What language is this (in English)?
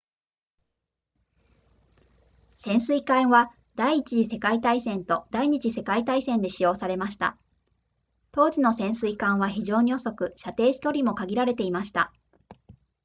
Japanese